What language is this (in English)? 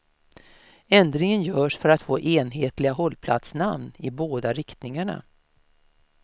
Swedish